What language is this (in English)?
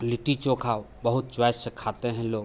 Hindi